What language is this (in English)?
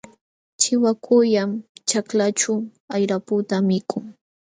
Jauja Wanca Quechua